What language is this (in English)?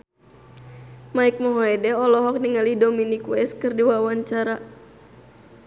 Sundanese